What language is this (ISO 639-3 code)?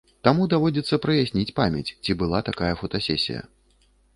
bel